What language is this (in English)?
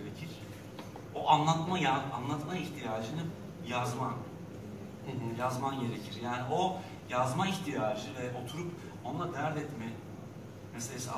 Turkish